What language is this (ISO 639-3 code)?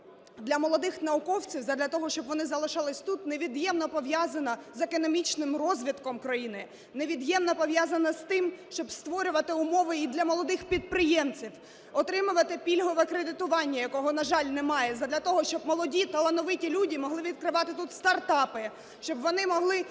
ukr